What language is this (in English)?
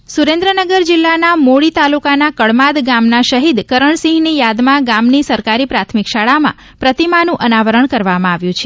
Gujarati